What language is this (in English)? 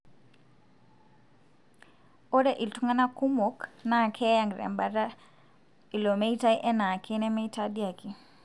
Masai